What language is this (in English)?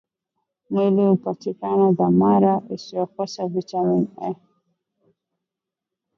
Swahili